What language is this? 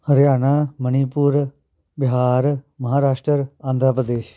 Punjabi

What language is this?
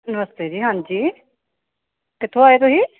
Punjabi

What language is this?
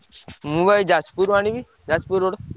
Odia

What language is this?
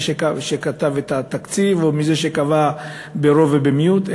Hebrew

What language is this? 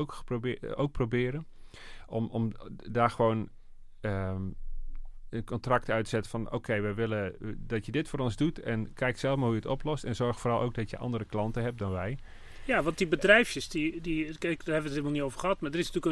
Dutch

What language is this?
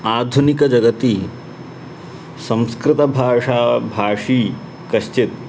Sanskrit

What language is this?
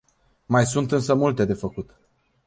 Romanian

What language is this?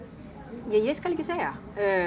Icelandic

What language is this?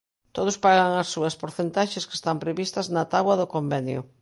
Galician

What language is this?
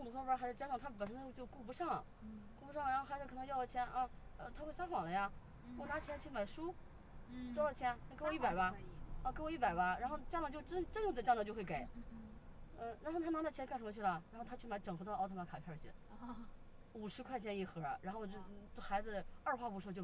Chinese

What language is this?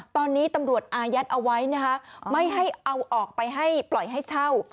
Thai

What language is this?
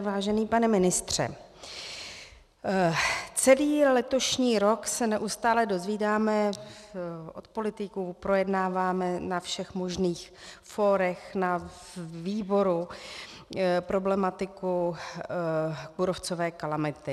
Czech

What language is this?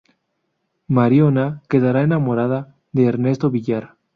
Spanish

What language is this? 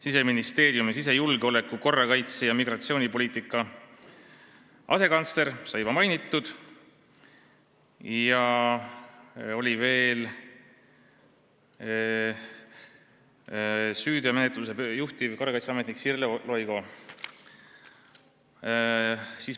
Estonian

